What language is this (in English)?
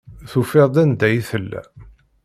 Kabyle